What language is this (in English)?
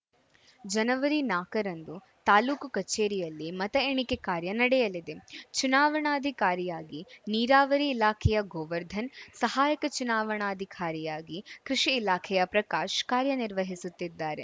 Kannada